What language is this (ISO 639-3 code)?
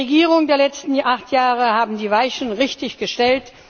deu